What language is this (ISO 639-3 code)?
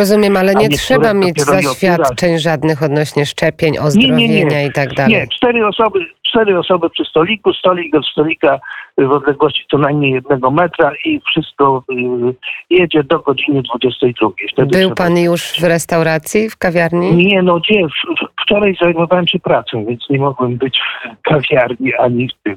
pol